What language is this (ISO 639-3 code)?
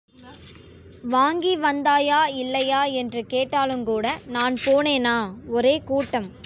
tam